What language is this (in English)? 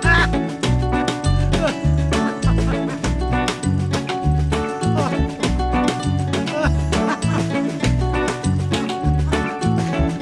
Indonesian